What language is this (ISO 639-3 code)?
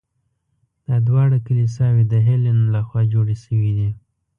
pus